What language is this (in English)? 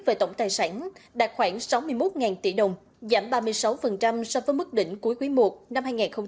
Vietnamese